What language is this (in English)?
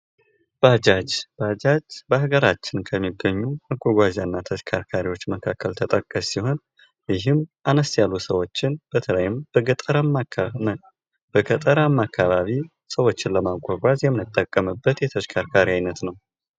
Amharic